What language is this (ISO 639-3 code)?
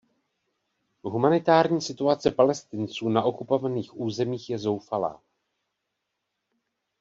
ces